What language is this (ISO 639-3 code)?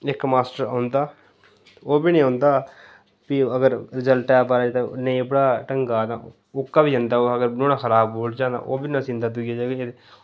doi